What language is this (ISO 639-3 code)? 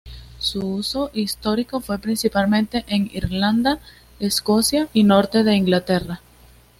spa